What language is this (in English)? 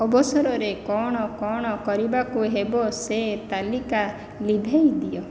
Odia